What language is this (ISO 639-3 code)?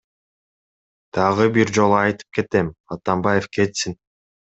kir